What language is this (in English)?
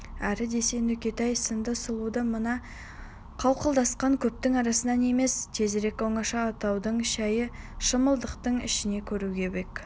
Kazakh